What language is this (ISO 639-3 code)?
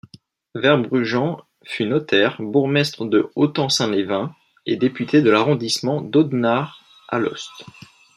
fra